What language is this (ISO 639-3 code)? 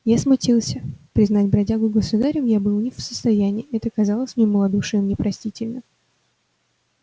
rus